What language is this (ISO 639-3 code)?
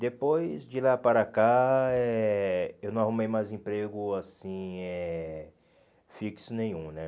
por